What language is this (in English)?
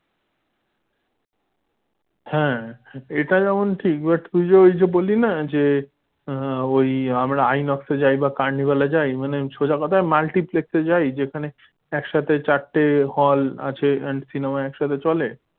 Bangla